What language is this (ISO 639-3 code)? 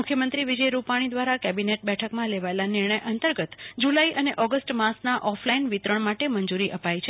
guj